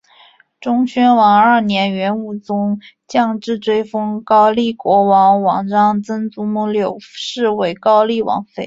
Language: Chinese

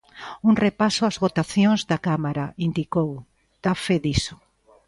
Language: Galician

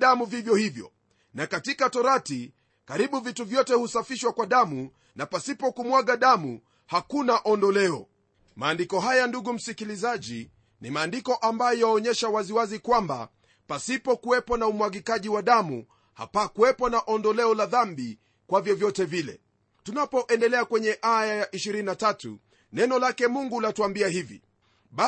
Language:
Swahili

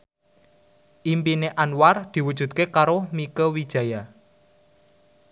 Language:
Javanese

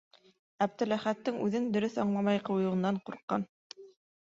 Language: Bashkir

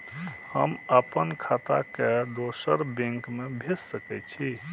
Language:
Maithili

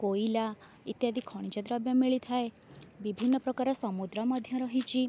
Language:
Odia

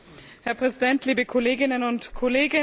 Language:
German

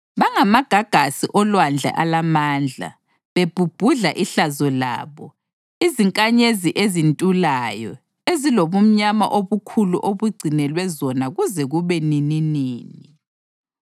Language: North Ndebele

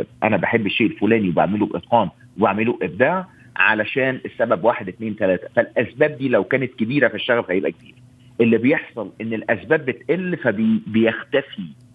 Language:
Arabic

